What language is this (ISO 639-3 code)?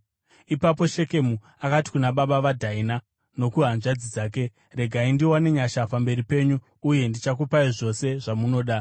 sna